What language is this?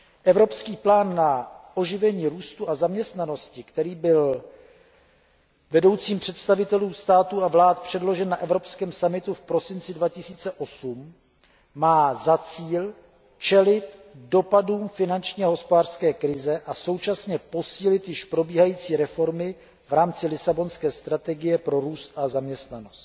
Czech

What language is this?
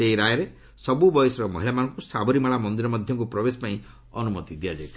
Odia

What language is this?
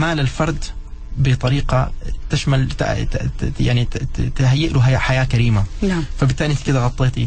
Arabic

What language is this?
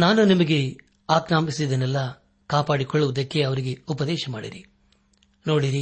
Kannada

